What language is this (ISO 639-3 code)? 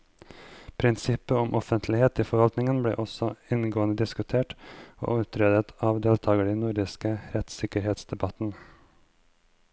nor